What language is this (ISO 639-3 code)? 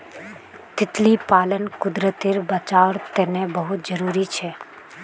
mag